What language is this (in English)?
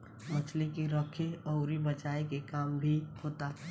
Bhojpuri